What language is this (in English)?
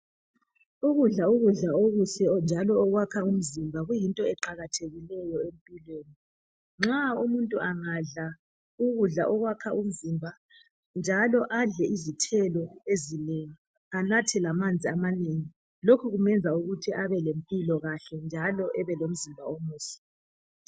North Ndebele